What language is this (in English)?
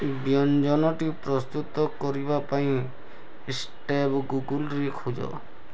Odia